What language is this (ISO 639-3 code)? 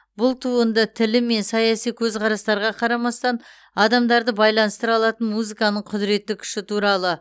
kaz